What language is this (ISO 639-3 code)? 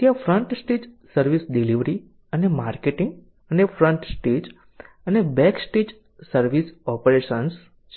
guj